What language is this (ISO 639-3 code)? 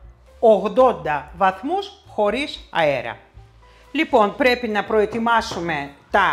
ell